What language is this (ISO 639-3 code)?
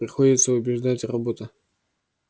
rus